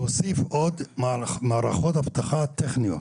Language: Hebrew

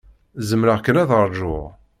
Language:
Kabyle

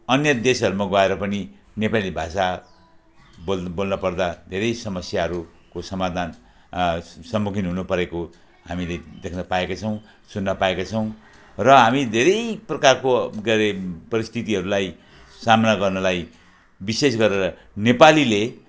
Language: Nepali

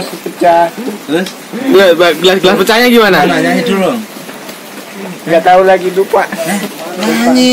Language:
Indonesian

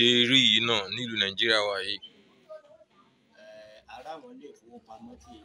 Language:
French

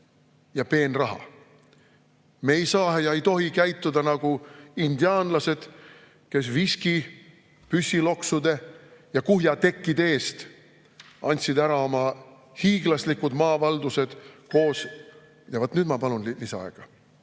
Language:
Estonian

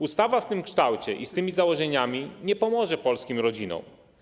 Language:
Polish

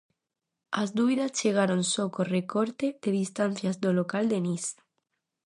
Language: Galician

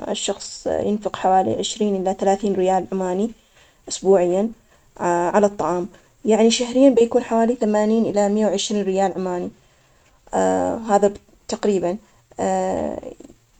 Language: Omani Arabic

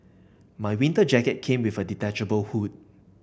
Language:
English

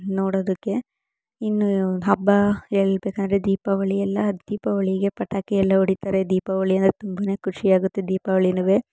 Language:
Kannada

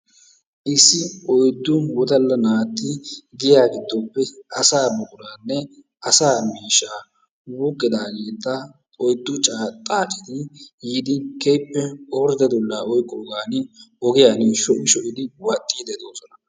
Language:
Wolaytta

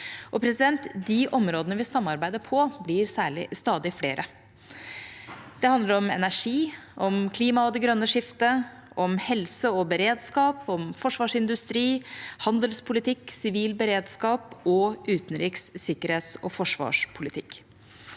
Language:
Norwegian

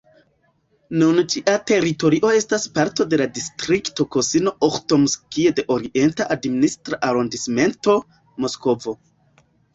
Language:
Esperanto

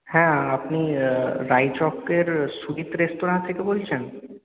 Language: Bangla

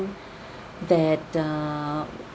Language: English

